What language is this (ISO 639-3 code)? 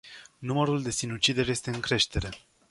ron